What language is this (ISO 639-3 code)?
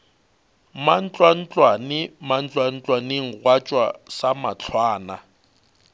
nso